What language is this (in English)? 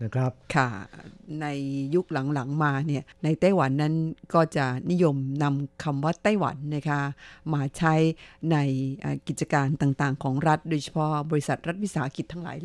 Thai